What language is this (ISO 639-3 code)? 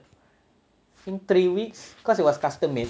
eng